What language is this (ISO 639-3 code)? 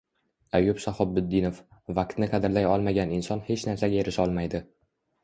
uzb